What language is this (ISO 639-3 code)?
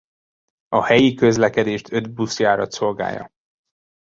hun